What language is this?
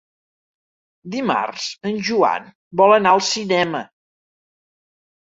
Catalan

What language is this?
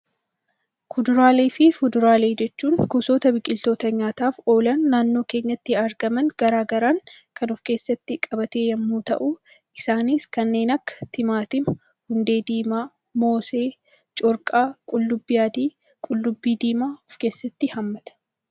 Oromo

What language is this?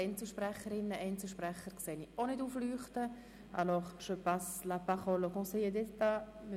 Swiss German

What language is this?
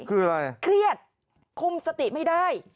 Thai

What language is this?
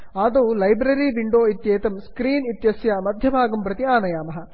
Sanskrit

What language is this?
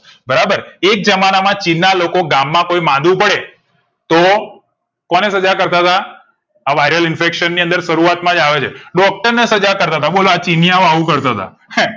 Gujarati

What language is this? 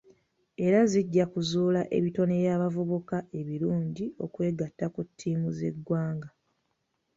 Ganda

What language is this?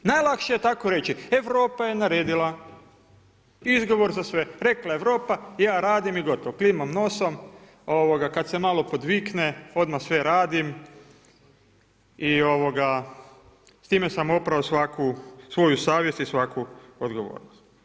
Croatian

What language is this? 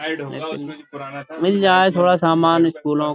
Urdu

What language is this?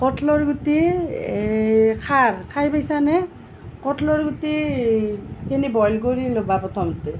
Assamese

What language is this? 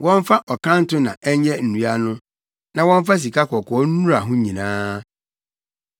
Akan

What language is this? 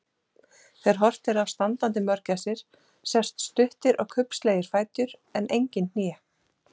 Icelandic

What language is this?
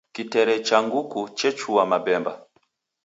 Taita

